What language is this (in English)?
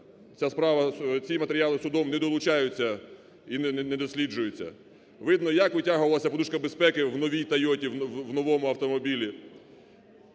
Ukrainian